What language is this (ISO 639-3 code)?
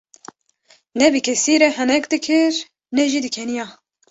kur